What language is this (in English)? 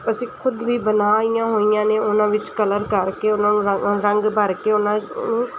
Punjabi